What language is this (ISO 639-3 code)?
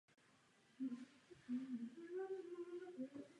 ces